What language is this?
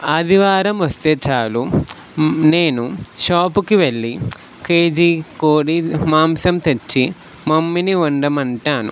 Telugu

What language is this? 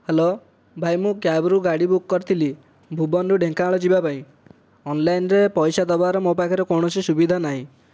Odia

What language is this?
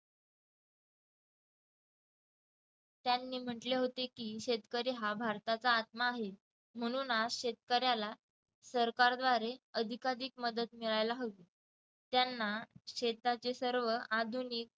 Marathi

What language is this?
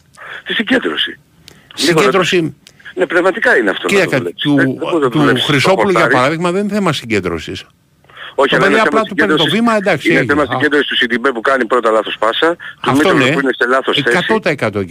Greek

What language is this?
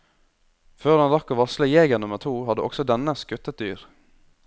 Norwegian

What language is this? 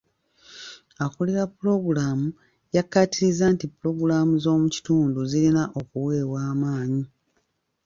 Ganda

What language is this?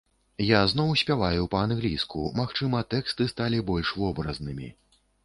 Belarusian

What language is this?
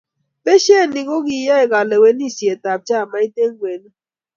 Kalenjin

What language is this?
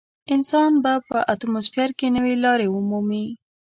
Pashto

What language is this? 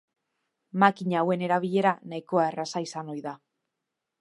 Basque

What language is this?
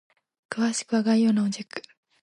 Japanese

